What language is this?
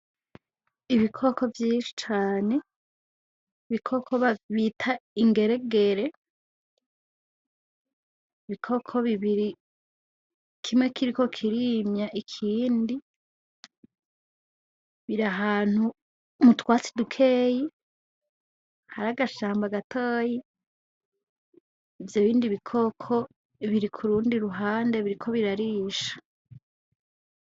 Rundi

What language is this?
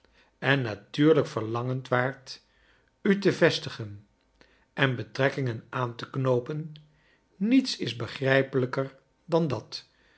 Dutch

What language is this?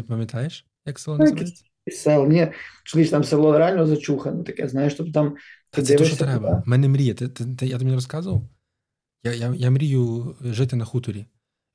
Ukrainian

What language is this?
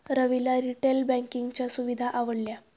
Marathi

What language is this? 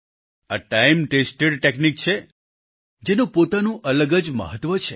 Gujarati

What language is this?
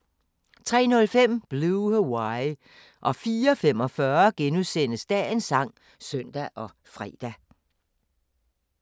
Danish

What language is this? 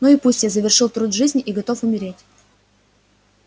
Russian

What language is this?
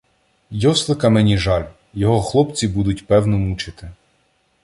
Ukrainian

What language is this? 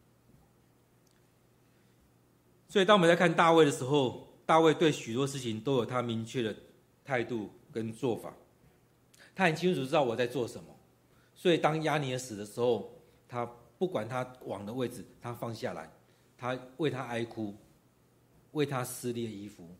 Chinese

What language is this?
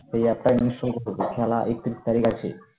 Bangla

